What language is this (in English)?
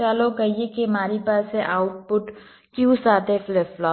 Gujarati